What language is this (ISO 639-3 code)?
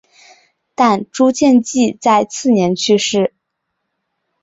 zho